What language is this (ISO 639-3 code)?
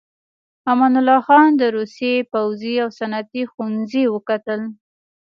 pus